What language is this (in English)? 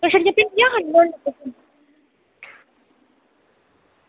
Dogri